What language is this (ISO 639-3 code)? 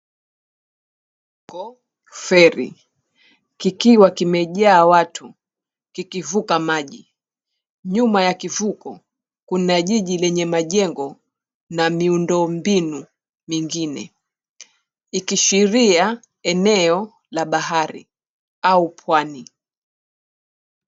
swa